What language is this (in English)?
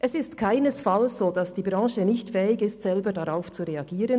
Swiss German